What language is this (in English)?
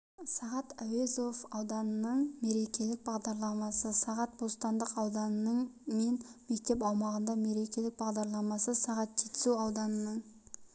Kazakh